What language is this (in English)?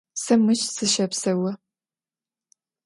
Adyghe